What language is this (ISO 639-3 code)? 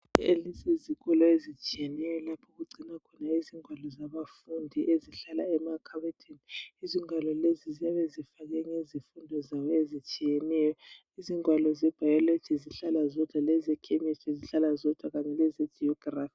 nde